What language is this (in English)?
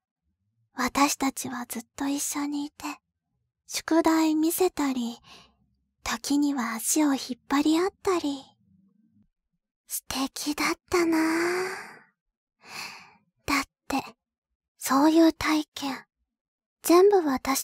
Japanese